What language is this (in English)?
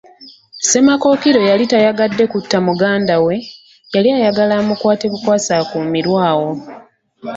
Ganda